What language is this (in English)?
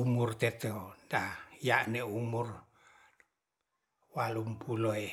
Ratahan